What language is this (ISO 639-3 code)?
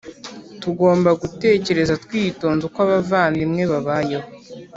kin